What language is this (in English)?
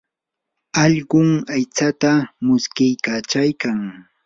Yanahuanca Pasco Quechua